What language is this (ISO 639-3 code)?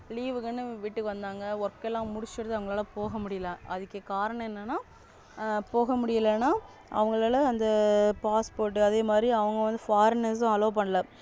tam